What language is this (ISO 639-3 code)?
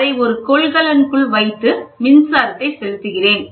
tam